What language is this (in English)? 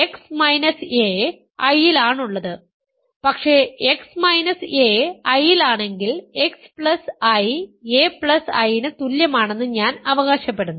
Malayalam